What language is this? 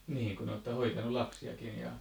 Finnish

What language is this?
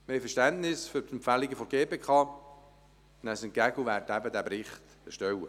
Swiss German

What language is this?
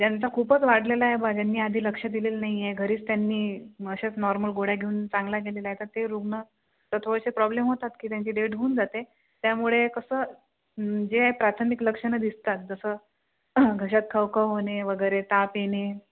Marathi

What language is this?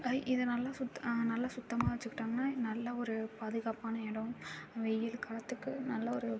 Tamil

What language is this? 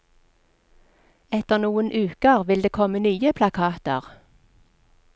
Norwegian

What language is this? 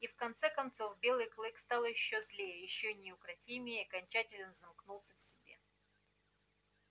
Russian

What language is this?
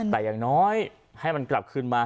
Thai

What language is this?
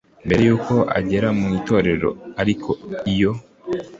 Kinyarwanda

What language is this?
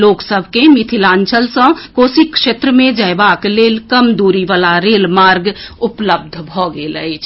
Maithili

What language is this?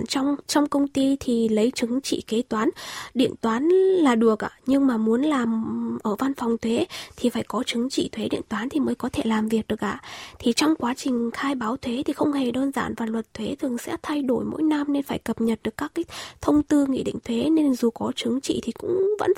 Vietnamese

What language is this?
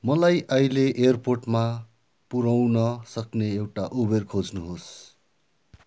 Nepali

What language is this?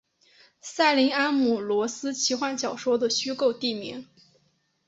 Chinese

